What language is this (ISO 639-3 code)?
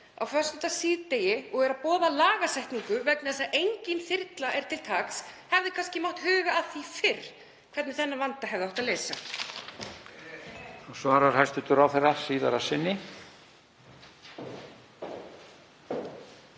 isl